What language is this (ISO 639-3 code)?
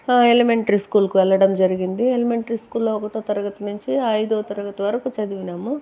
tel